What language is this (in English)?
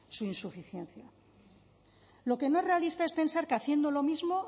Spanish